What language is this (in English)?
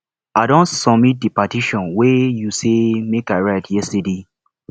Nigerian Pidgin